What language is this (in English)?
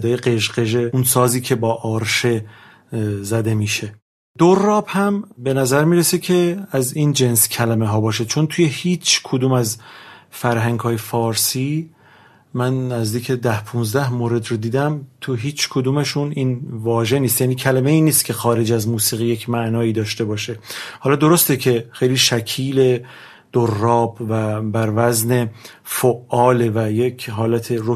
Persian